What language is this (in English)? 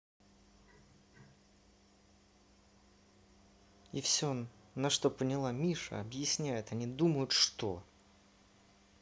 Russian